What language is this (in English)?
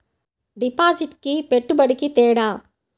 Telugu